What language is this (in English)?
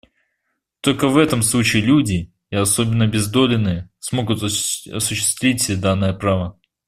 Russian